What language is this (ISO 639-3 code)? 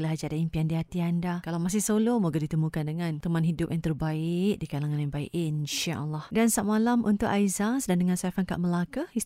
msa